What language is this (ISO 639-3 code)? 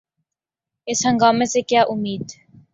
urd